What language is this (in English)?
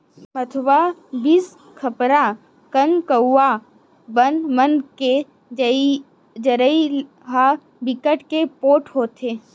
Chhattisgarhi